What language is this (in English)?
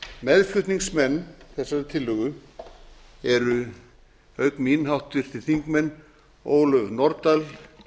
Icelandic